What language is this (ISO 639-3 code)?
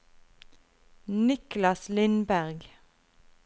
nor